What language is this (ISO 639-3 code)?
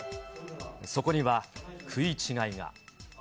jpn